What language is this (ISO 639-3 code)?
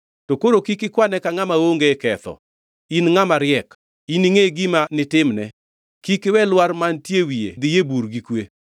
luo